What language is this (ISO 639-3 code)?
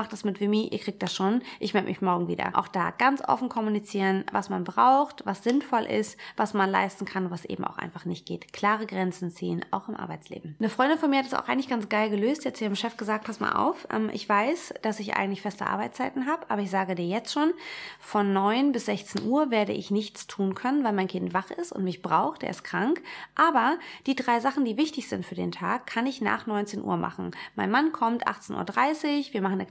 deu